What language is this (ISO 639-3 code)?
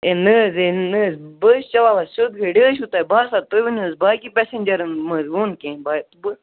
kas